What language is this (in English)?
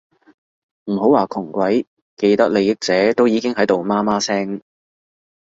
Cantonese